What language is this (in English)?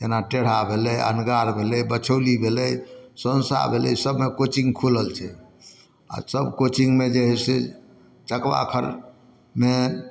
Maithili